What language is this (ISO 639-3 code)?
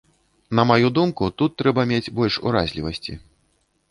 bel